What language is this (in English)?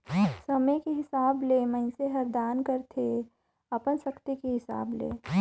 Chhattisgarhi